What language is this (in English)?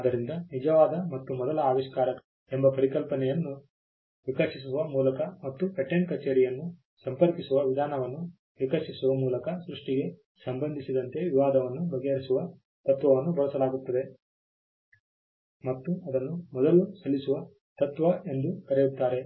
Kannada